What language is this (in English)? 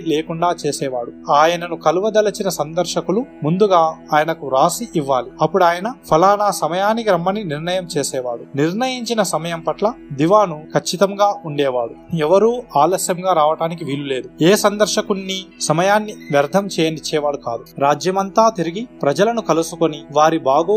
Telugu